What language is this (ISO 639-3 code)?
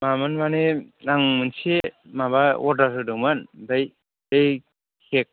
brx